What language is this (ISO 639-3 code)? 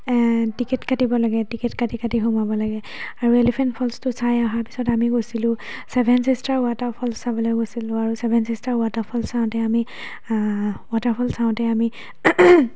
asm